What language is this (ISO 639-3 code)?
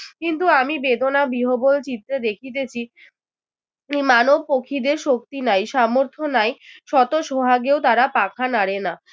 ben